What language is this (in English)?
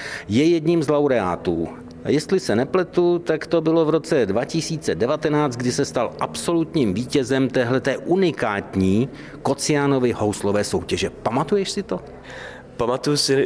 Czech